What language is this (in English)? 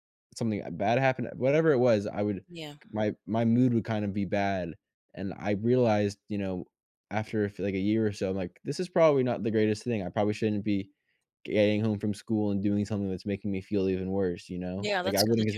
English